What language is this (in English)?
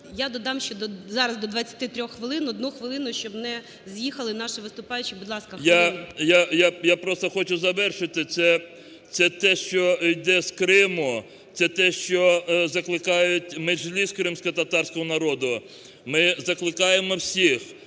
Ukrainian